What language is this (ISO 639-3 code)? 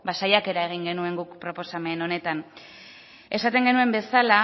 eus